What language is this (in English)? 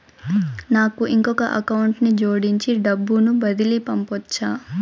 Telugu